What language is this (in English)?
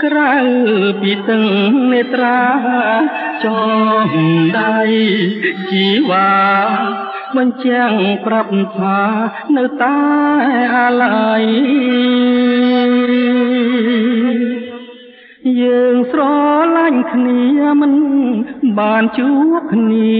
Thai